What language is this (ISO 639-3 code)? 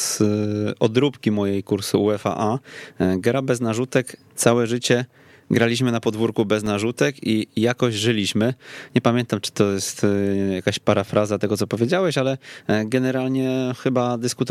pol